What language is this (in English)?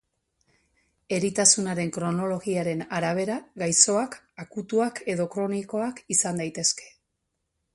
Basque